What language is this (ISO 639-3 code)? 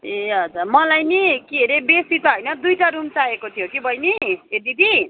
nep